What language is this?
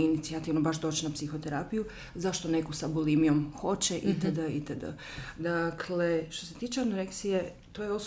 Croatian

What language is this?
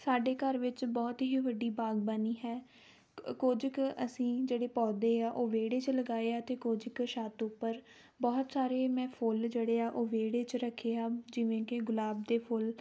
Punjabi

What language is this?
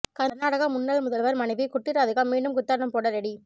Tamil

